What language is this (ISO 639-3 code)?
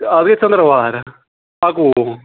kas